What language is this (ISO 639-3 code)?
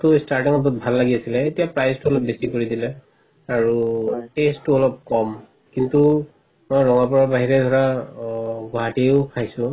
asm